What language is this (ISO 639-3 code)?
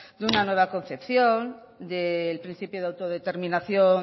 spa